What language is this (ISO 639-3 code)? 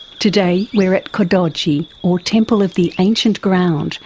eng